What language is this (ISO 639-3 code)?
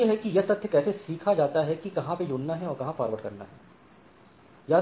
hin